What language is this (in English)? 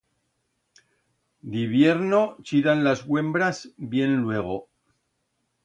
Aragonese